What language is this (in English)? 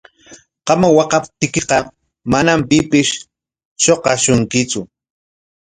Corongo Ancash Quechua